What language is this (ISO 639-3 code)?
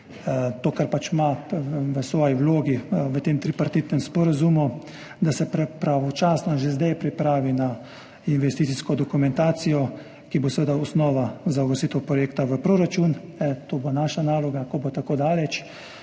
slv